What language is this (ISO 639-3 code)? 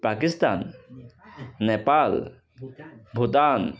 asm